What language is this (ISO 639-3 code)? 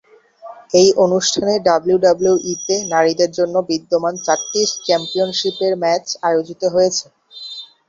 ben